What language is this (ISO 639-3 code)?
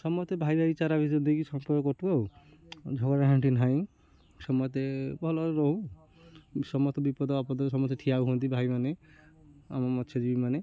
ori